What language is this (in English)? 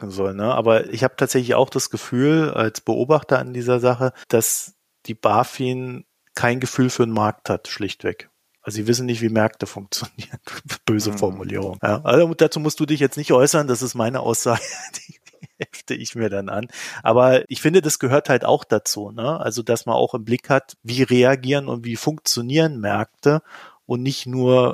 German